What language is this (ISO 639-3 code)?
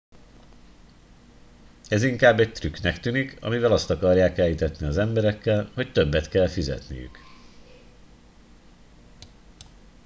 hun